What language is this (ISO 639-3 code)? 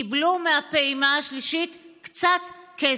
heb